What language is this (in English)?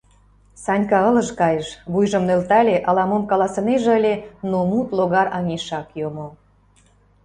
Mari